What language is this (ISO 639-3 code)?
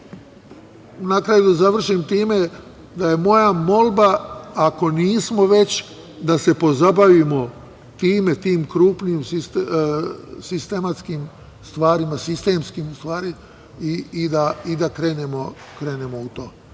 srp